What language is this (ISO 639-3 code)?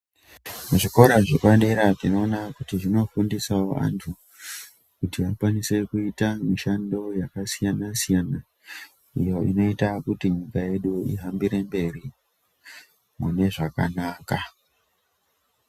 ndc